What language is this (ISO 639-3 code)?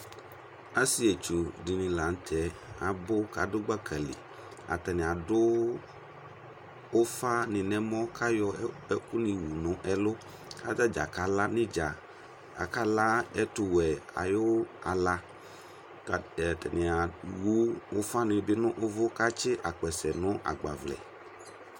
kpo